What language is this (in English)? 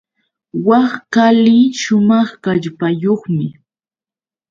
Yauyos Quechua